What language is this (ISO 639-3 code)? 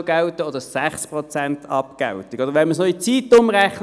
gsw